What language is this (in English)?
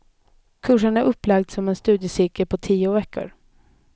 Swedish